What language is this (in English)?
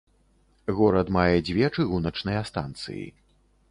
Belarusian